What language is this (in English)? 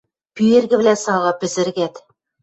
Western Mari